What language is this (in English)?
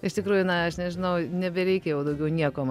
Lithuanian